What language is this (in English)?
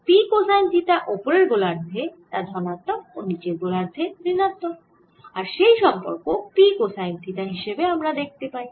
Bangla